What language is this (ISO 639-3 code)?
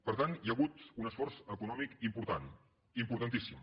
cat